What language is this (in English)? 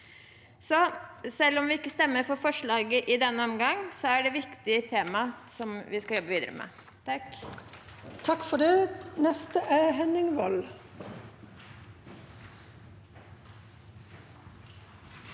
Norwegian